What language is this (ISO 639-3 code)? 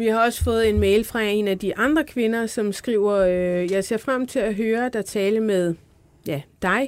dan